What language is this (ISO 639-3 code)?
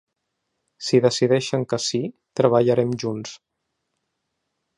cat